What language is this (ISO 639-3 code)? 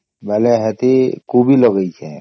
ori